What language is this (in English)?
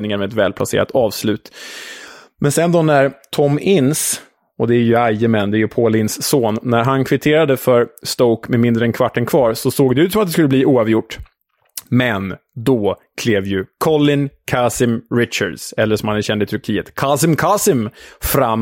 Swedish